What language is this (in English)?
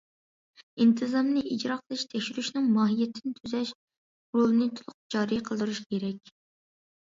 Uyghur